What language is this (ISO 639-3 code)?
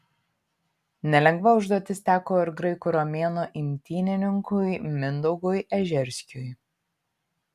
lit